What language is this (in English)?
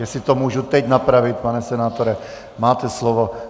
Czech